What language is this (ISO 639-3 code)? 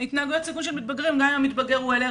heb